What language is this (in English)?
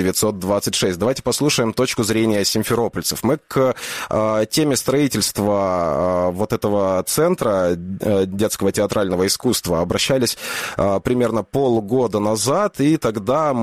Russian